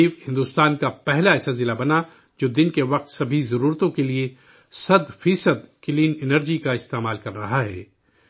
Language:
Urdu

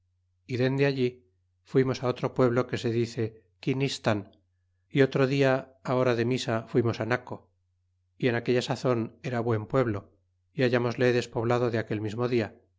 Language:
Spanish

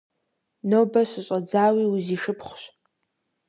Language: Kabardian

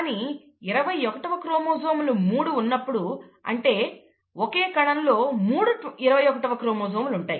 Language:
Telugu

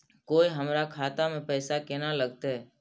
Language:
Maithili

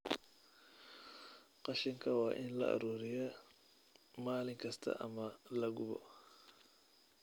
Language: Somali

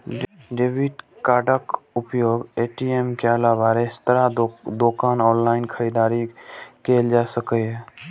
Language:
Maithili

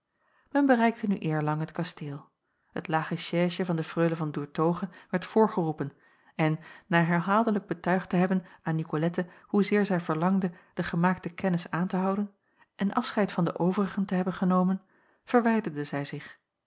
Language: Dutch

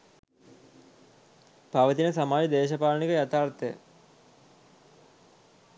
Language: Sinhala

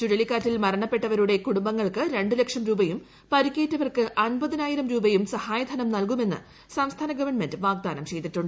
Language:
Malayalam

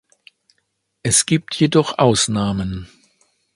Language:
German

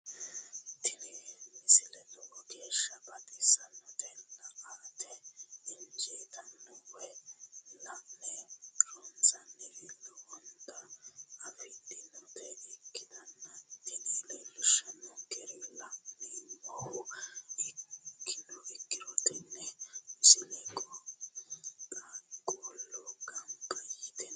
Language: Sidamo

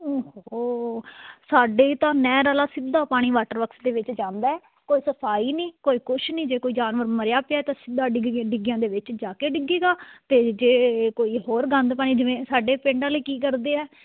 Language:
Punjabi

